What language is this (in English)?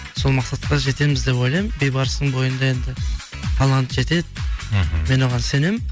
Kazakh